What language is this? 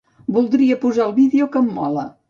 Catalan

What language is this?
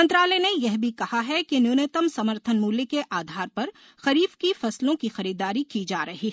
Hindi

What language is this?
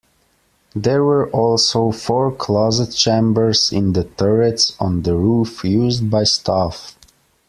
English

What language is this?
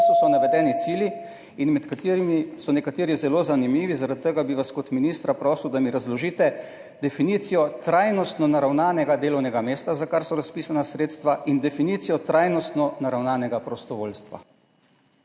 Slovenian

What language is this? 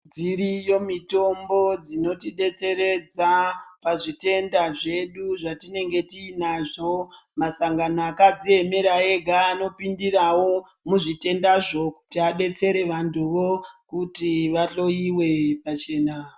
Ndau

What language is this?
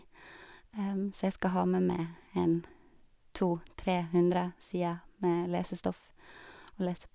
Norwegian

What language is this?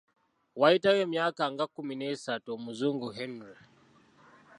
Ganda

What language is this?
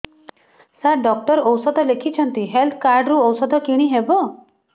Odia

